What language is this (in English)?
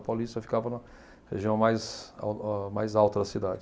Portuguese